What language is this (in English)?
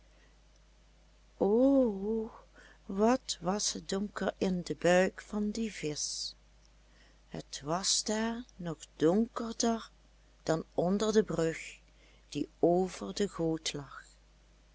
Dutch